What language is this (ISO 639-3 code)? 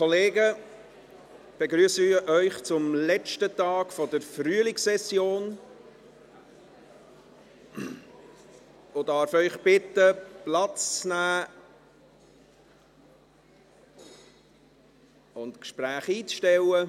gsw